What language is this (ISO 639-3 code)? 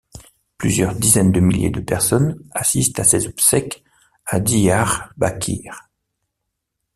fra